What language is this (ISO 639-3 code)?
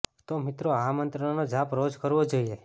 guj